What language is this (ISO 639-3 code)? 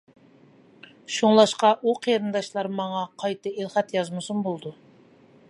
uig